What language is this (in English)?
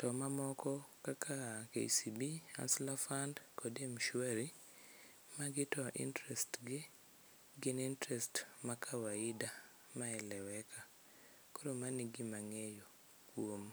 Luo (Kenya and Tanzania)